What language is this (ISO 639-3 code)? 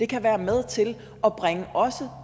dan